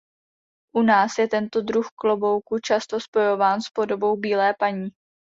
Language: Czech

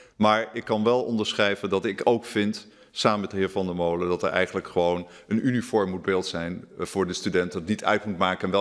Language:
Dutch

